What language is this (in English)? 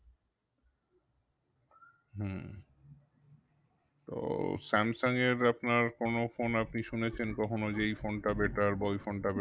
Bangla